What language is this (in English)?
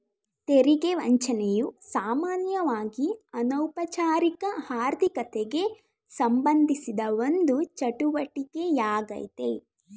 Kannada